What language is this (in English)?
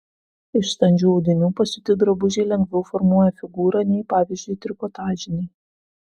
Lithuanian